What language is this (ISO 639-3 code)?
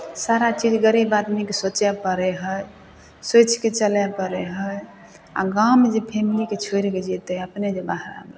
mai